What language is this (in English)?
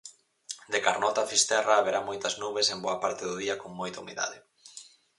Galician